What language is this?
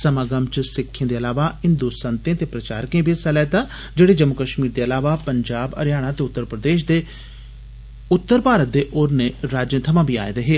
Dogri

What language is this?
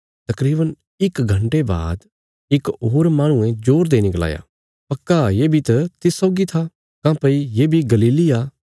Bilaspuri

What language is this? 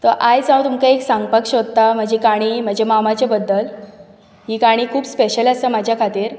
Konkani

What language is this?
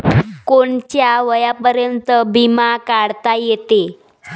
Marathi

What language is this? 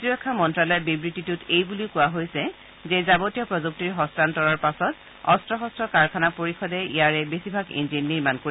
Assamese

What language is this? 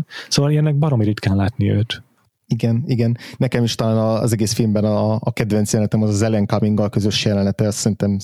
Hungarian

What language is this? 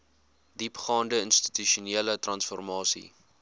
Afrikaans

